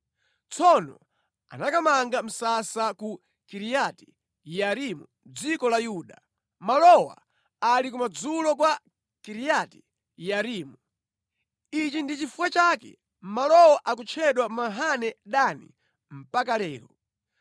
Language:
Nyanja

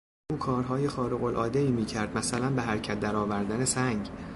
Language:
Persian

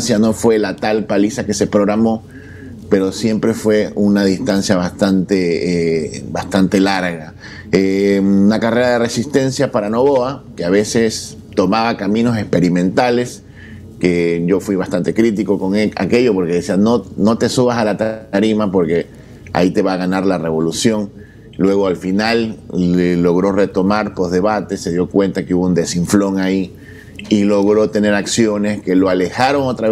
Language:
Spanish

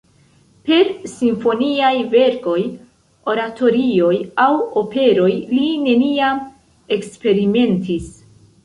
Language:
Esperanto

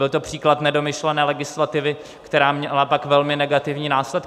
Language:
Czech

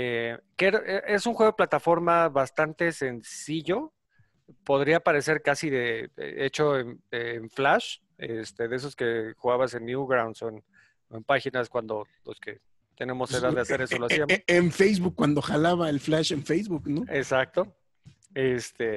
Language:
Spanish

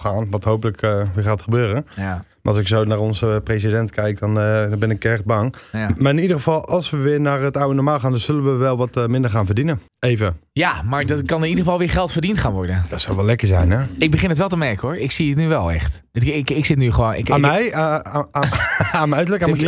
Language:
Dutch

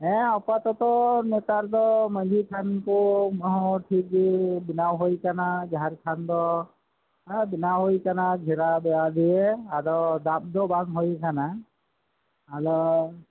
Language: Santali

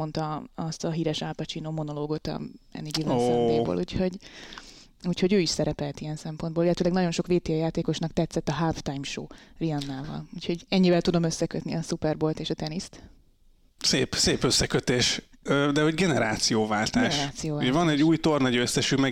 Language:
Hungarian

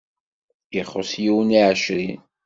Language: Kabyle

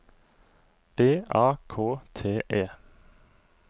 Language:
Norwegian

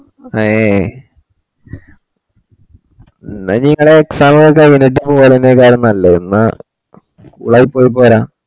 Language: Malayalam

